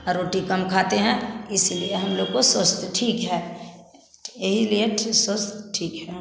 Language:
Hindi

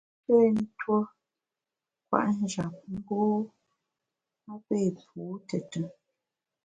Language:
Bamun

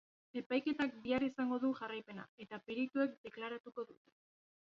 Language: Basque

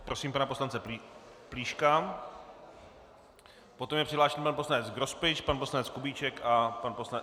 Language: Czech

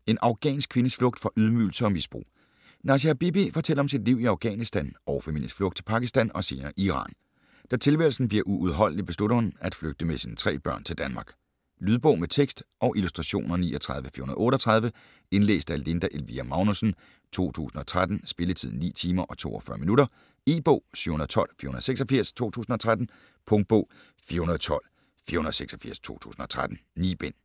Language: Danish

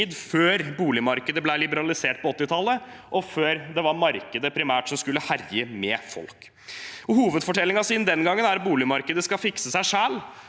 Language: Norwegian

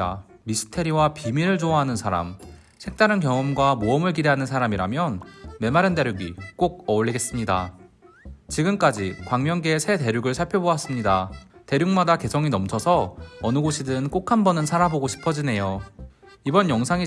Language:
Korean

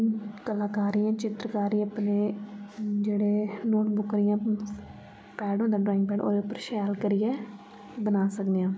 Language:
Dogri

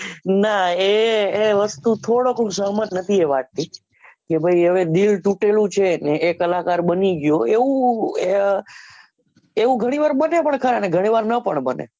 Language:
Gujarati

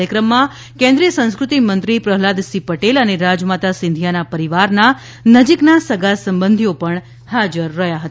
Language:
Gujarati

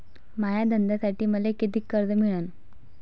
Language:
Marathi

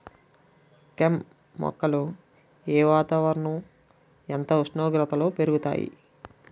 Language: Telugu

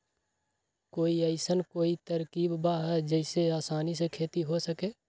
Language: Magahi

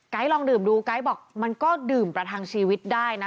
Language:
Thai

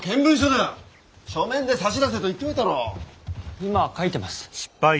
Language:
Japanese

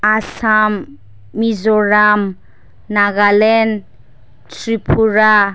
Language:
Bodo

